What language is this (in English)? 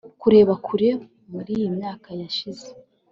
Kinyarwanda